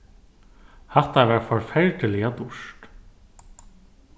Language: Faroese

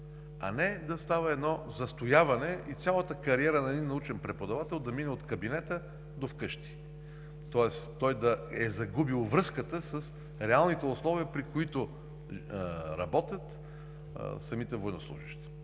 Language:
Bulgarian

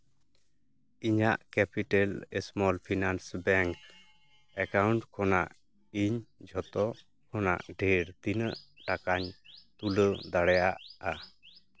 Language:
Santali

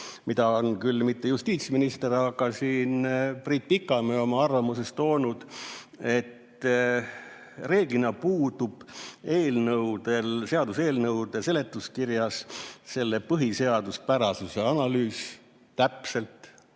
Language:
Estonian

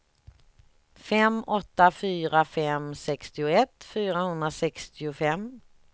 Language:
Swedish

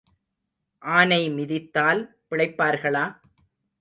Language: Tamil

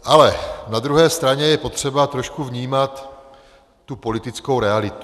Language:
Czech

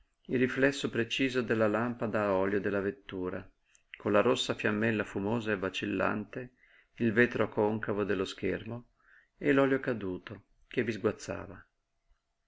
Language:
Italian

